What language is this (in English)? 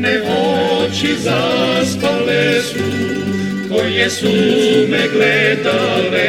Croatian